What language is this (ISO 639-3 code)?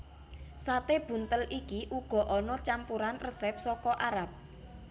jav